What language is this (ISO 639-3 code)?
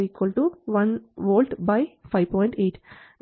mal